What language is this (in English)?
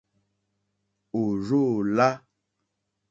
Mokpwe